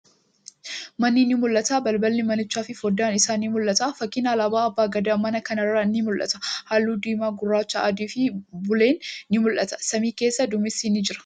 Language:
Oromo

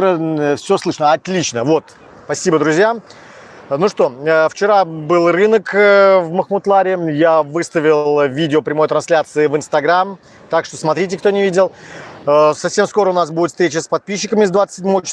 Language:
Russian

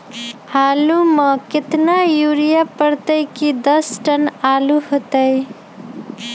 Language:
Magahi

